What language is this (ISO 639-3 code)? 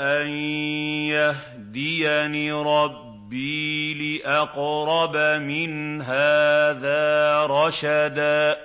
ara